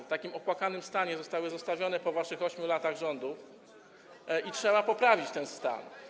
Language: Polish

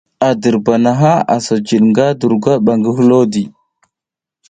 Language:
South Giziga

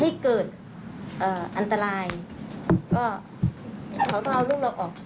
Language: Thai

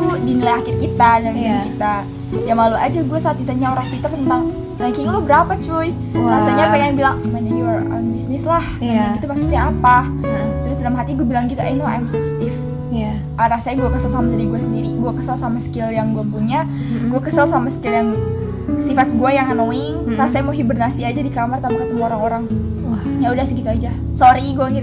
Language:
Indonesian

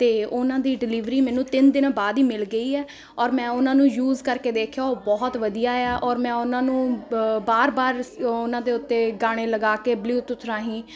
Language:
Punjabi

